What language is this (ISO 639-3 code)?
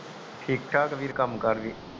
pan